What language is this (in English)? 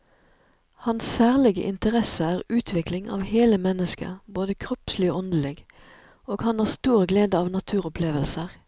Norwegian